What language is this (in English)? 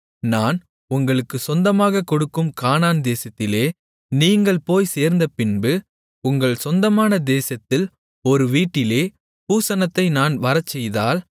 Tamil